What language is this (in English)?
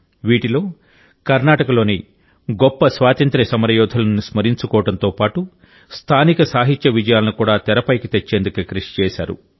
Telugu